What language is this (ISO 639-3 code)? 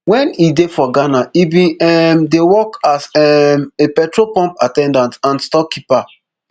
pcm